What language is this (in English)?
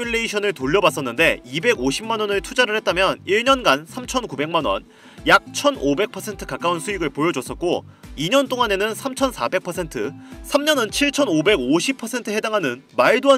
Korean